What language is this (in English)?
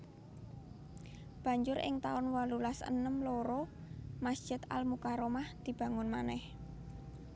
Javanese